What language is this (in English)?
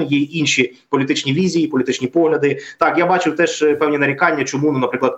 Ukrainian